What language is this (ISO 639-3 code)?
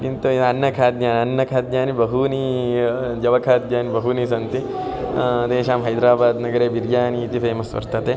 san